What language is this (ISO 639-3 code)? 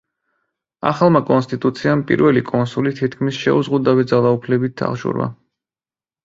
kat